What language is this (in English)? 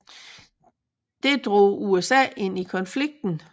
Danish